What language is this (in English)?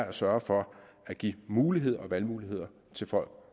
Danish